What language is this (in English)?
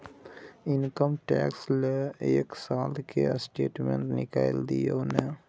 Maithili